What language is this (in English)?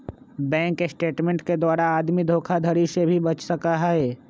Magahi